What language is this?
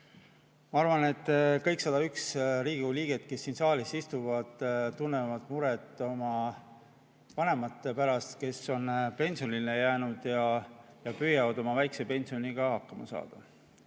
Estonian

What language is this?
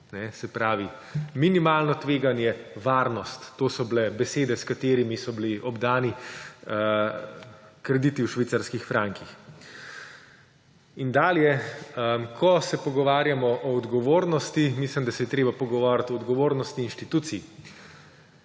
Slovenian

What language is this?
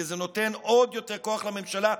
Hebrew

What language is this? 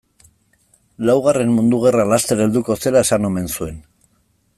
Basque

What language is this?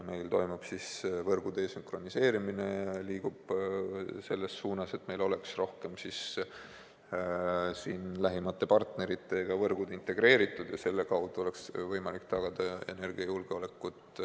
Estonian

